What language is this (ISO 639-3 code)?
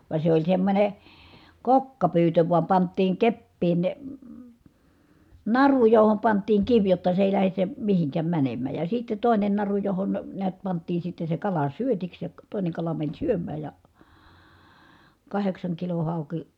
fin